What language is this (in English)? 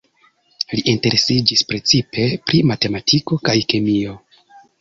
Esperanto